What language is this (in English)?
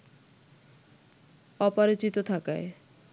Bangla